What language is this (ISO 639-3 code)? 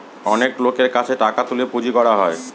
ben